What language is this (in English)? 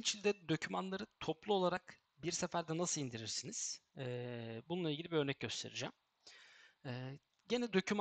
Turkish